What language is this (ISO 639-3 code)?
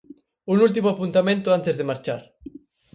glg